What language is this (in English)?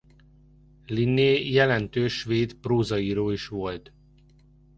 Hungarian